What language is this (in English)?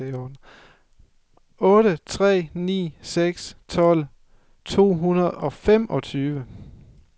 Danish